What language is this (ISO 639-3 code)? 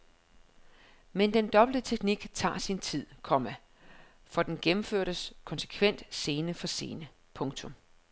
dan